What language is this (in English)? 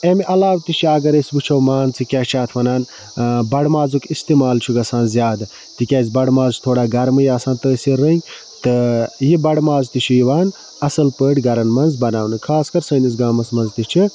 Kashmiri